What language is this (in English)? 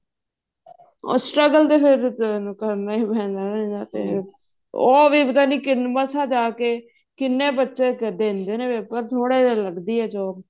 Punjabi